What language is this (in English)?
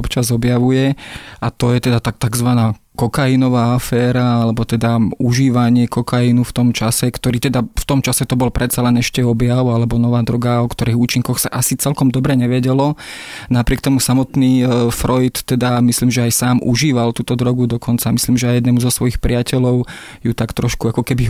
Slovak